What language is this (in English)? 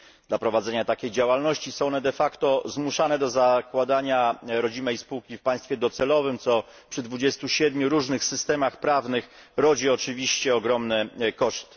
Polish